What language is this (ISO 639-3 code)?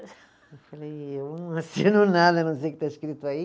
por